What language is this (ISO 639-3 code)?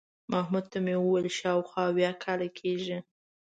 pus